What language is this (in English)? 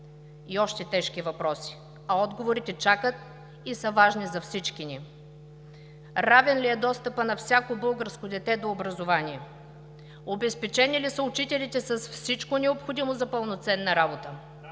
Bulgarian